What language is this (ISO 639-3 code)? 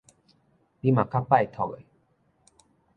nan